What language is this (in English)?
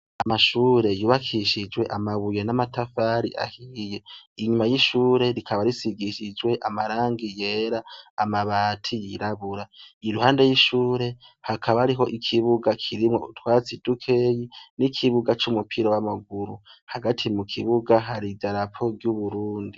Rundi